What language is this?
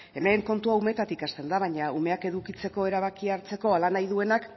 Basque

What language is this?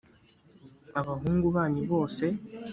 Kinyarwanda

